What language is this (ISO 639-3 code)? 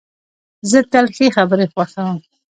pus